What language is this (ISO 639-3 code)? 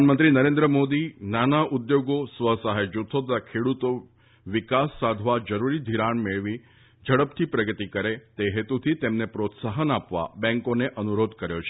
guj